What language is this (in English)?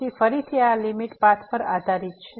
Gujarati